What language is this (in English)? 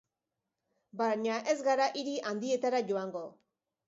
Basque